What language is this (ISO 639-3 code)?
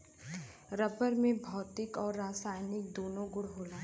bho